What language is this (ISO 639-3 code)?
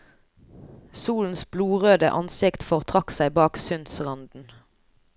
nor